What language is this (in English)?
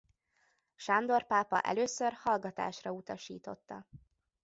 Hungarian